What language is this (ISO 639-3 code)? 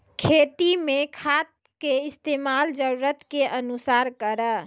mai